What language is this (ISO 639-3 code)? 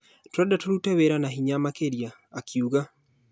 kik